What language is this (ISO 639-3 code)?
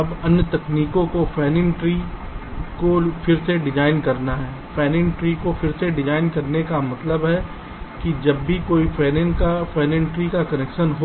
hin